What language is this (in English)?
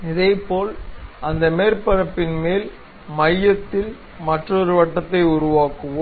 Tamil